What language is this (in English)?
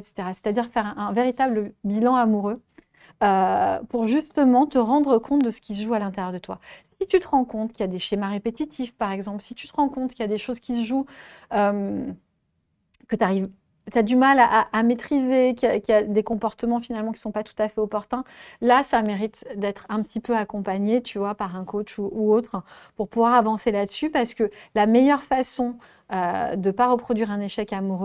French